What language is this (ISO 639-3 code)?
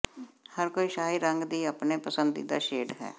pan